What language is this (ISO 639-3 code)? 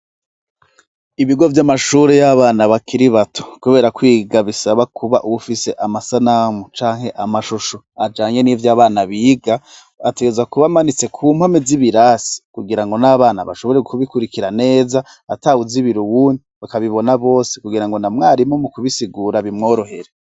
run